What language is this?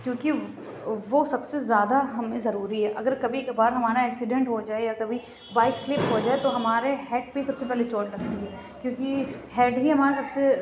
Urdu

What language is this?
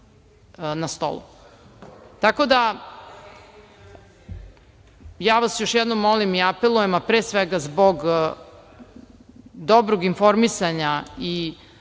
Serbian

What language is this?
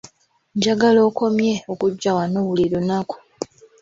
Ganda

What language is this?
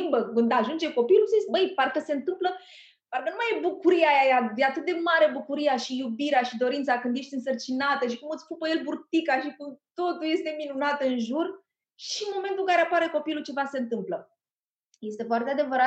Romanian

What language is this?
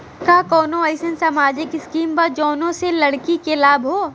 Bhojpuri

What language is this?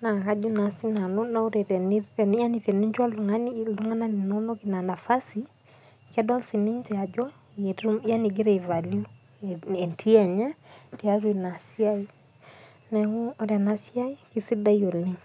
Masai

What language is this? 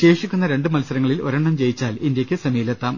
Malayalam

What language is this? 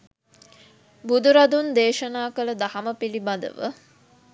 Sinhala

